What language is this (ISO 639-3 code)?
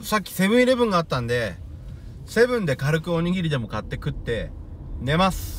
jpn